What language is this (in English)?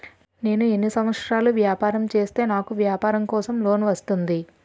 Telugu